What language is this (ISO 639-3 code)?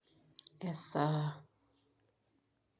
mas